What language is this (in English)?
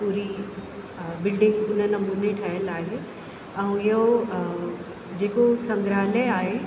Sindhi